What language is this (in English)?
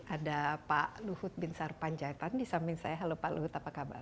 Indonesian